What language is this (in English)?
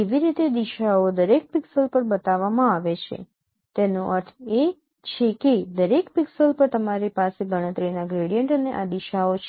Gujarati